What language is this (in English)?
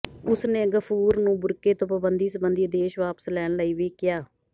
Punjabi